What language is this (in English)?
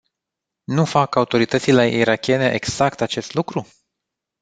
Romanian